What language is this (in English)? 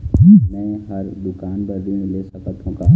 Chhattisgarhi